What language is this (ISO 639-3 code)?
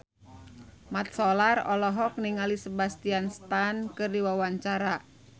sun